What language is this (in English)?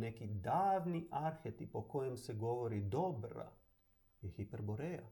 Croatian